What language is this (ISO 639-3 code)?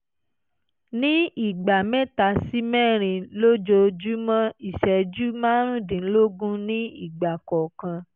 yor